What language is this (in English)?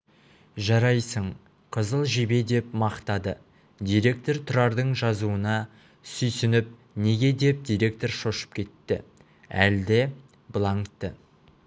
Kazakh